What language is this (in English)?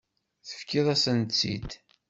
Kabyle